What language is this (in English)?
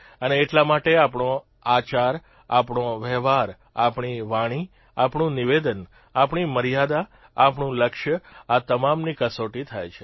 Gujarati